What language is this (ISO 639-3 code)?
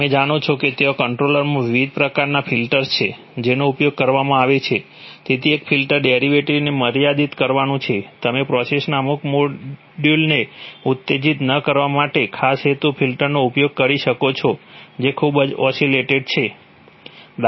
guj